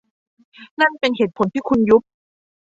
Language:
Thai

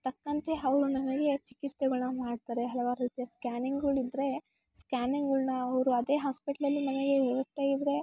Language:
Kannada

